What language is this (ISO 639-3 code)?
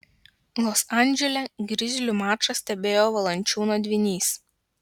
lit